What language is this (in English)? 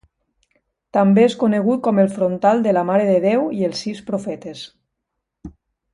Catalan